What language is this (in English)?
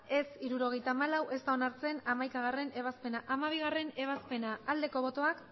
Basque